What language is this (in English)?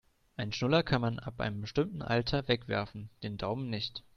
German